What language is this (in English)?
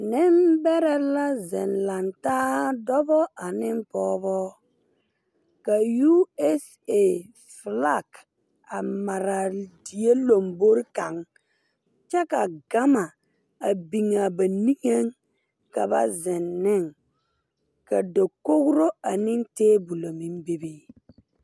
Southern Dagaare